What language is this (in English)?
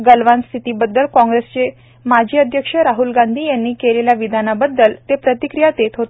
Marathi